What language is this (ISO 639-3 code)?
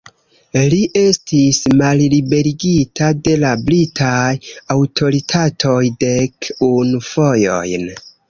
epo